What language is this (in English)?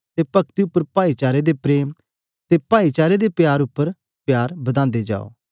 Dogri